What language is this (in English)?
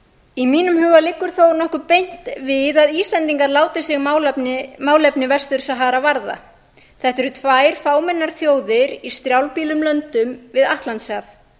Icelandic